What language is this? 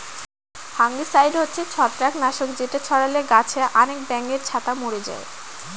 Bangla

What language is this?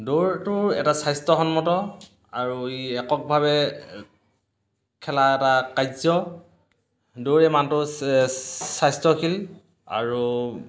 Assamese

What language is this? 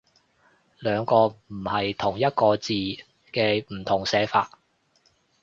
Cantonese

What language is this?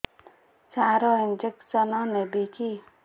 Odia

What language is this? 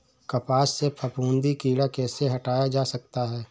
Hindi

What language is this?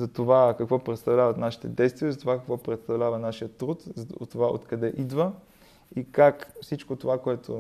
Bulgarian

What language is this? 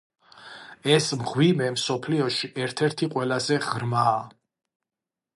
Georgian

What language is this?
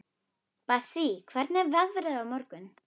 Icelandic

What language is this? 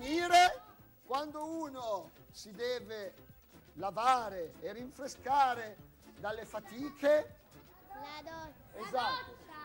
Italian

